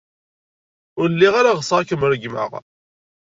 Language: Kabyle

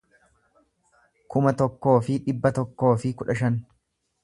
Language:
Oromo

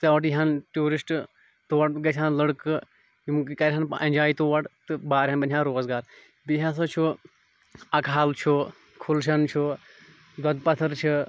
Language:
Kashmiri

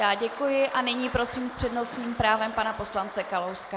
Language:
Czech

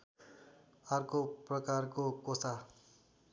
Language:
Nepali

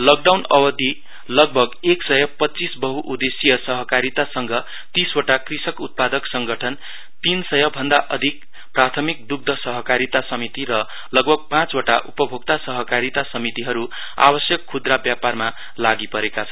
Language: Nepali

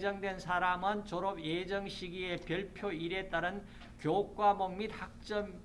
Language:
Korean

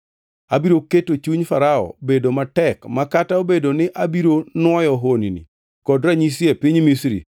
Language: Luo (Kenya and Tanzania)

